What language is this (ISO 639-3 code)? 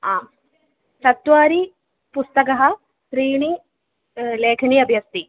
san